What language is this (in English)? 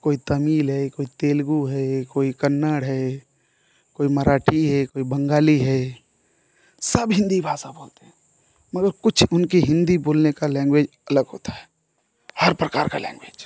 Hindi